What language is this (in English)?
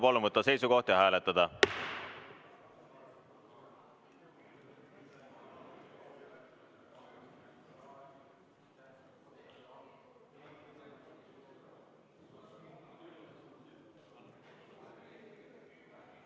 Estonian